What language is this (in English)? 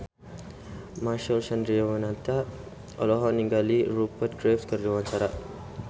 Sundanese